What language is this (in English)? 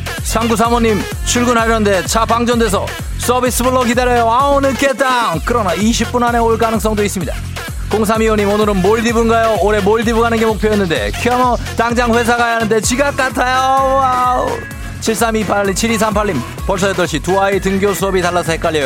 Korean